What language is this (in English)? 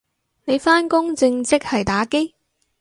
Cantonese